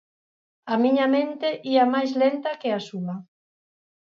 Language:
Galician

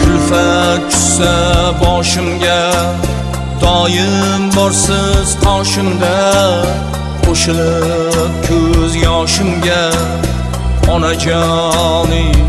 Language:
Uzbek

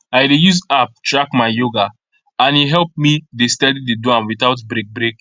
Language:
Nigerian Pidgin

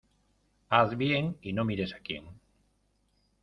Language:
Spanish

